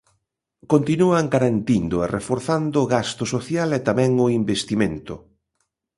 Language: Galician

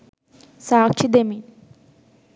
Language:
Sinhala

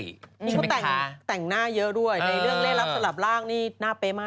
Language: Thai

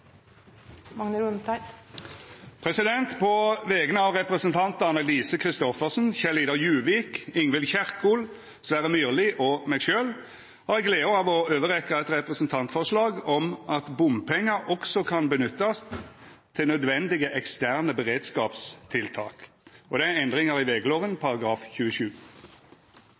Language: Norwegian Nynorsk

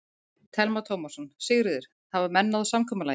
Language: Icelandic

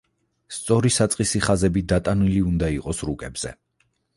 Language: Georgian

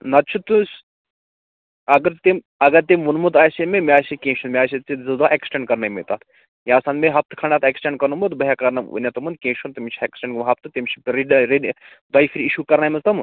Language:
Kashmiri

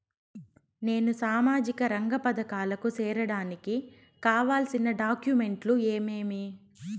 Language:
Telugu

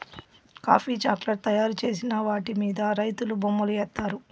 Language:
Telugu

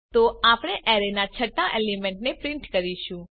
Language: Gujarati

